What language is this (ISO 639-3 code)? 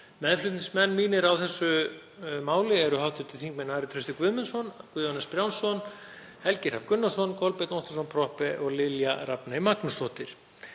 isl